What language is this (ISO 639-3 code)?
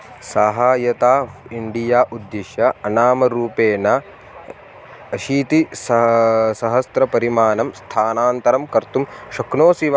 san